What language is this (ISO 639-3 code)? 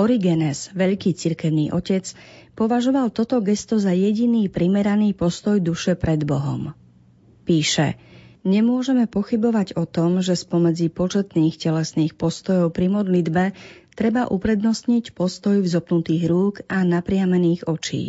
slk